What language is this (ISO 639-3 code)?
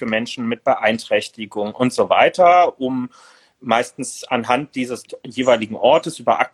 deu